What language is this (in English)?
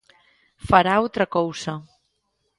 Galician